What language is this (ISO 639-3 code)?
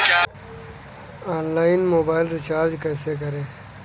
hin